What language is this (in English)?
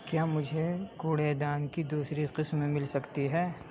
Urdu